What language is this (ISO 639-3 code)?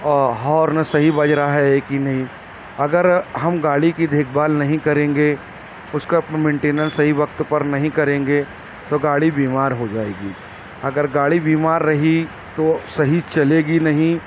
urd